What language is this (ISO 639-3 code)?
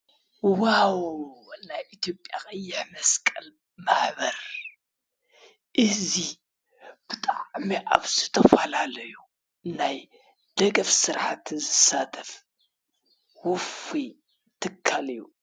tir